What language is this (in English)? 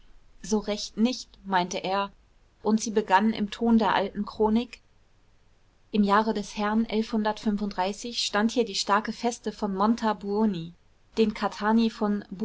German